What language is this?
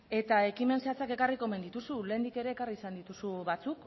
Basque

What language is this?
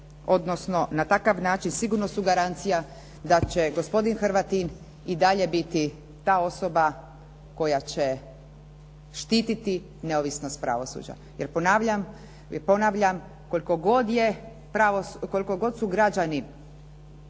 Croatian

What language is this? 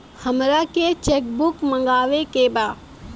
Bhojpuri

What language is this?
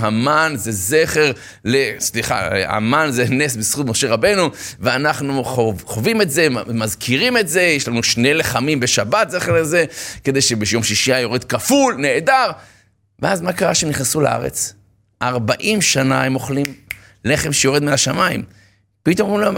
Hebrew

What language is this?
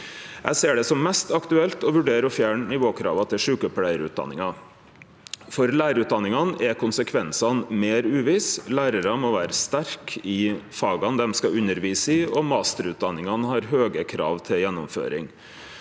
Norwegian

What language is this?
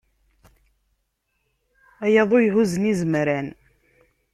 Kabyle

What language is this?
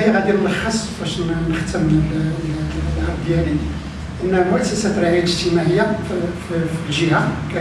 Arabic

